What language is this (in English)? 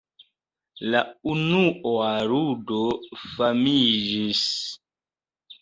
Esperanto